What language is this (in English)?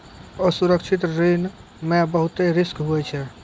Maithili